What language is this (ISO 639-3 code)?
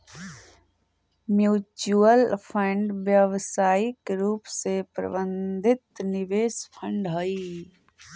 mag